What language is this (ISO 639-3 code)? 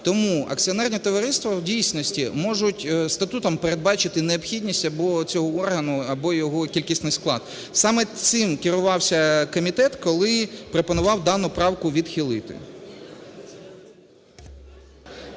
ukr